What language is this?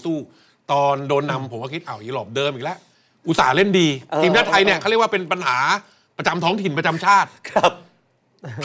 Thai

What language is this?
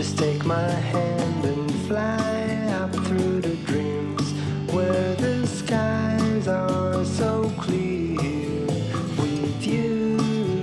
Korean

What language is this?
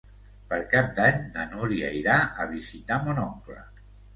Catalan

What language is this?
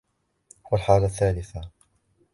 Arabic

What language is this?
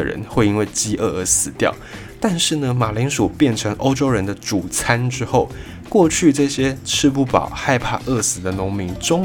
Chinese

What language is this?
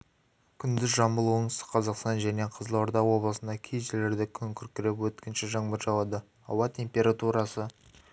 Kazakh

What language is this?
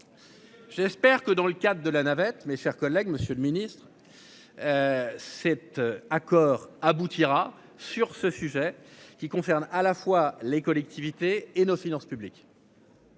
French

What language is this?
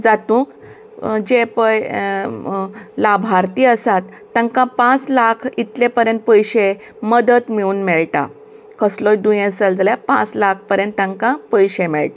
Konkani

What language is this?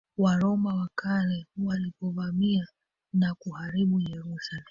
Swahili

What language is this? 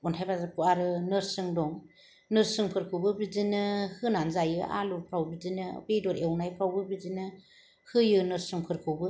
Bodo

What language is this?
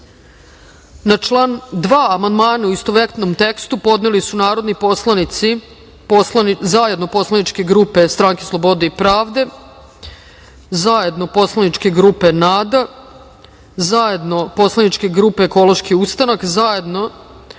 Serbian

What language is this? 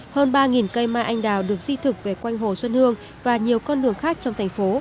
Vietnamese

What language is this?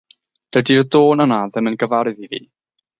Welsh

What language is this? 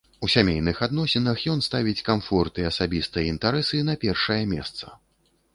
Belarusian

